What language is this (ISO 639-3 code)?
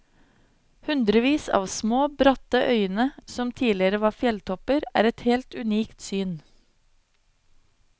nor